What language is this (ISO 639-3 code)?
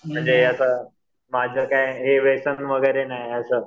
mar